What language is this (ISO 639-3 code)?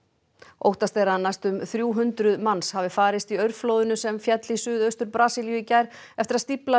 isl